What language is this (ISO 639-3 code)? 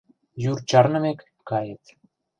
chm